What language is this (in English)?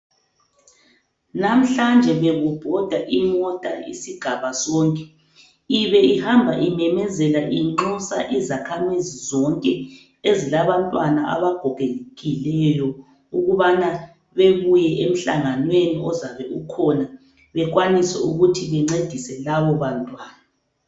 North Ndebele